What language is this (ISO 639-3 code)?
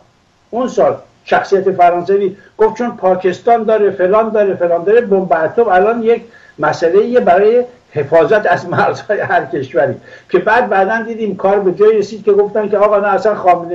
fas